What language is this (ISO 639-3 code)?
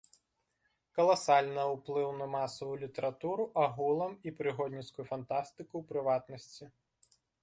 bel